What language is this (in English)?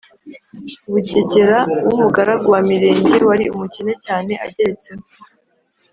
Kinyarwanda